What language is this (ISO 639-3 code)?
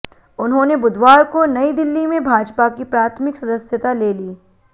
hin